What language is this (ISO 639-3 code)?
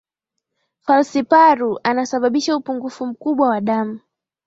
swa